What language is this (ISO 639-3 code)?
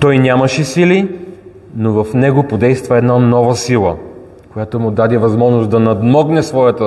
bul